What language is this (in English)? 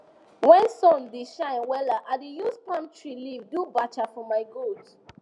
Nigerian Pidgin